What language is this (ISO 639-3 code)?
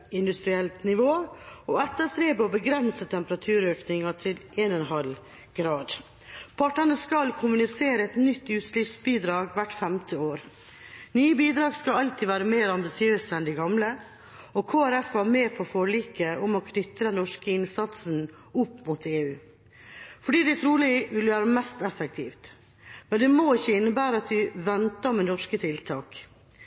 nob